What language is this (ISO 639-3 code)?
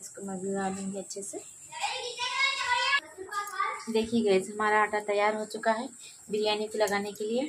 hin